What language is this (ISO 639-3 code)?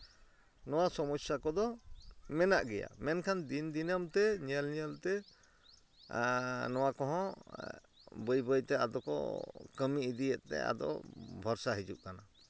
sat